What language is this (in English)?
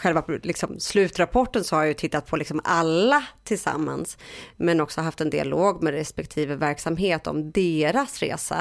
Swedish